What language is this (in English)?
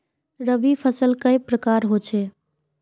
Magahi